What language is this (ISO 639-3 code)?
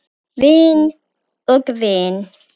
isl